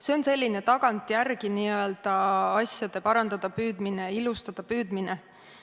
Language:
Estonian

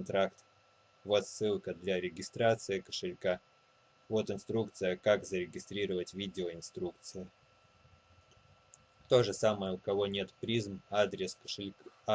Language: Russian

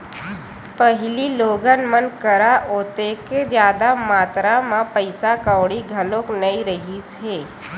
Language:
Chhattisgarhi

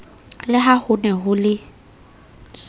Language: Southern Sotho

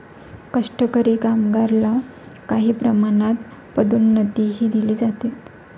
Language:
Marathi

